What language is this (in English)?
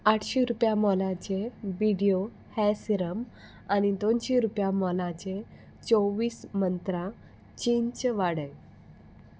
Konkani